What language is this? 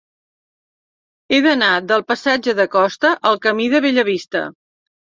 Catalan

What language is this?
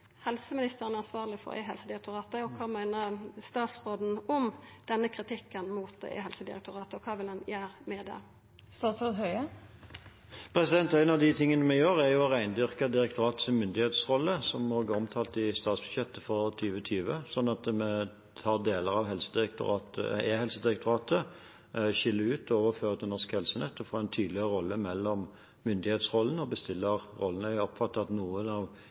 Norwegian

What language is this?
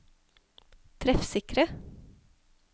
Norwegian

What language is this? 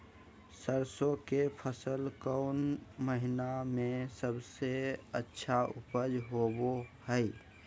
Magahi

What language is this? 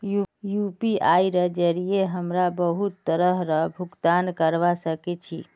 Magahi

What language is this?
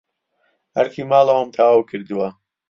Central Kurdish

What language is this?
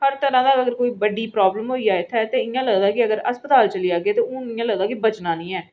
Dogri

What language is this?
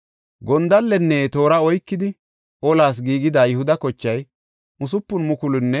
Gofa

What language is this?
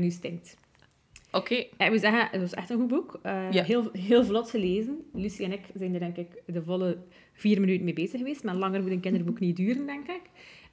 Dutch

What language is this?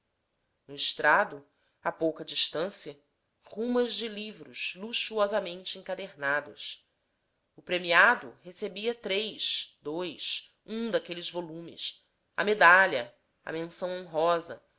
Portuguese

